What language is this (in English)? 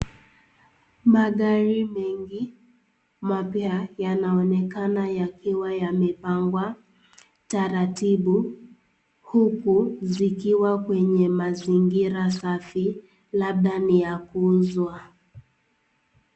Swahili